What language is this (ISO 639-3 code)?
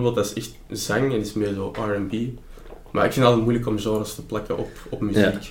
nld